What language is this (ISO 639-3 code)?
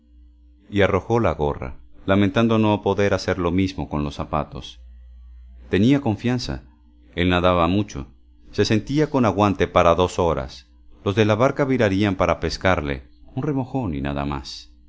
spa